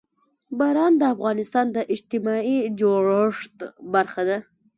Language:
Pashto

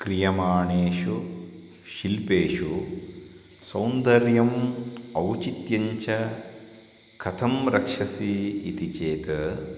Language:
Sanskrit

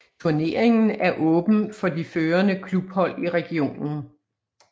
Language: Danish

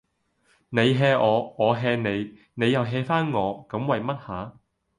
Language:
Cantonese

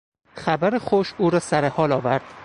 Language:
Persian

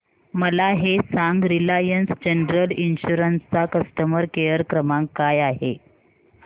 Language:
Marathi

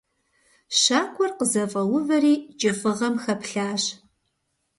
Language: Kabardian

